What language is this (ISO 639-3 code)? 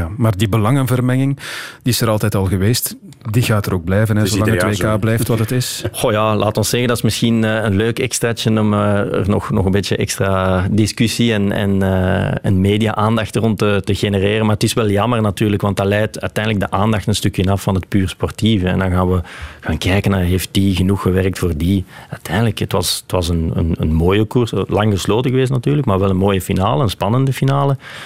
nld